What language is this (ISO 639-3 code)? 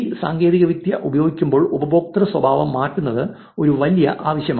mal